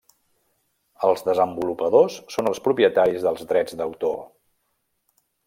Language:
Catalan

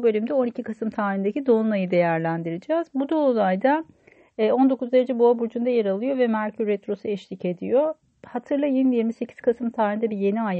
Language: Turkish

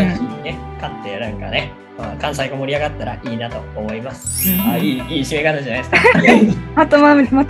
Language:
Japanese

